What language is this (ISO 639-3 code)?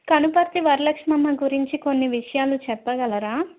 tel